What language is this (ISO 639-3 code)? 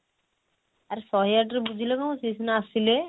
ori